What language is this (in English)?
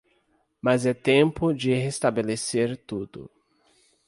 Portuguese